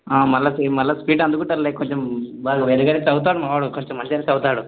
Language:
Telugu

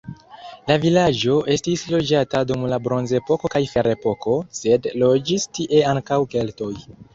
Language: Esperanto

